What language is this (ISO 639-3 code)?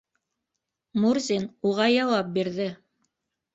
bak